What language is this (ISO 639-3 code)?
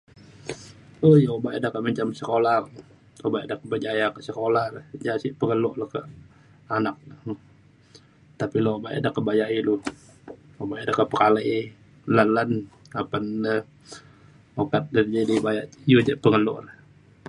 xkl